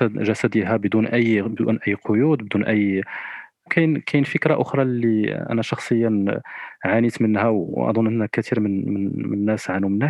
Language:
Arabic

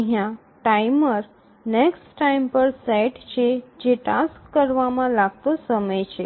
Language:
Gujarati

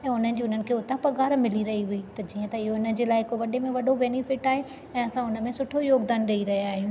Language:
Sindhi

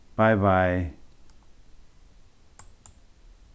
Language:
Faroese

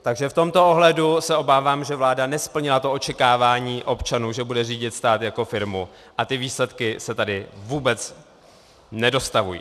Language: Czech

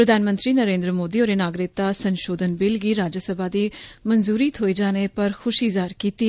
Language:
Dogri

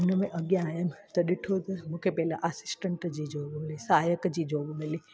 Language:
Sindhi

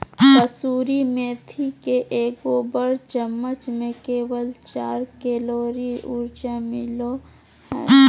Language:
Magahi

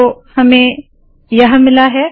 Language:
Hindi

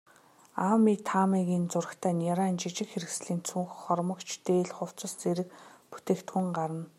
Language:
Mongolian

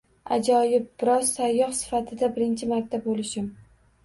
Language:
Uzbek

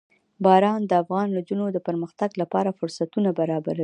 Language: Pashto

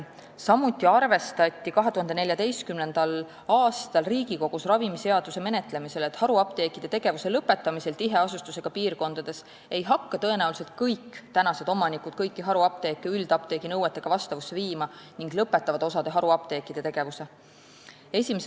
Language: Estonian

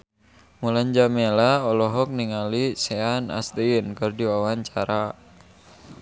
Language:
Sundanese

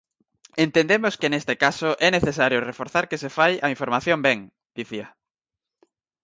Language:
Galician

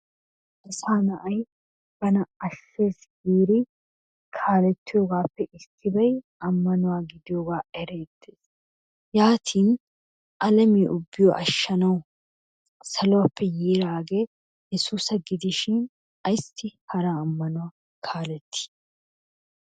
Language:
Wolaytta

